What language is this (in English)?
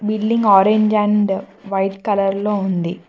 Telugu